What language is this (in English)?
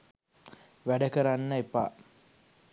Sinhala